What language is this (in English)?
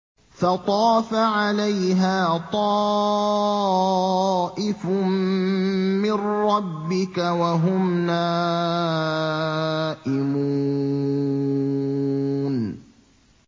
Arabic